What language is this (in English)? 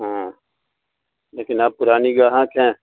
Urdu